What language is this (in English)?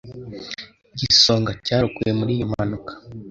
Kinyarwanda